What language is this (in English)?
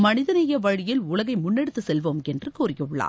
Tamil